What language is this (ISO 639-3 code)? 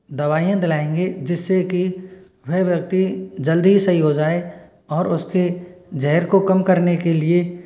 hin